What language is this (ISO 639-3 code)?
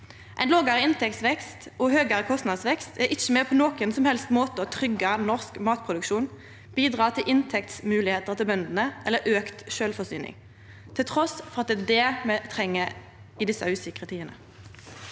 nor